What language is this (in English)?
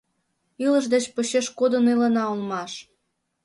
Mari